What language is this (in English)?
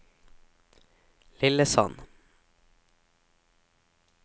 Norwegian